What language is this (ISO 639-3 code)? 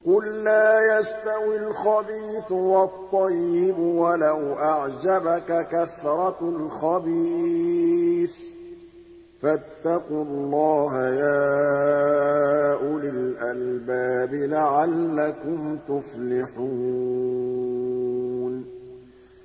ara